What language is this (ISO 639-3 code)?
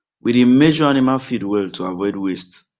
pcm